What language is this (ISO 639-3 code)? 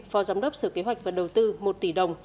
vie